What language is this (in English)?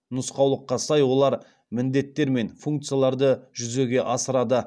Kazakh